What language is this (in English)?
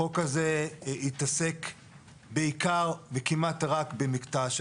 Hebrew